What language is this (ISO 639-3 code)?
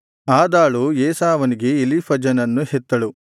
kan